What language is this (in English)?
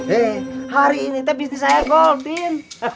Indonesian